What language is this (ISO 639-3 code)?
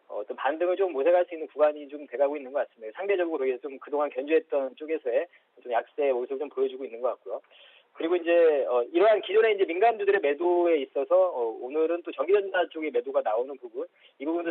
kor